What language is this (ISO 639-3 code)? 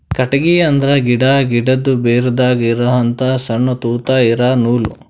kan